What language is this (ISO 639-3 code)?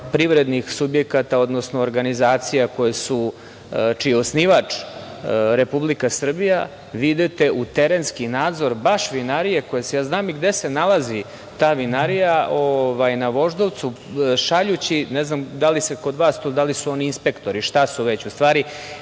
srp